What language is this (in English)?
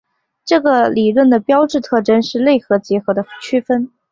Chinese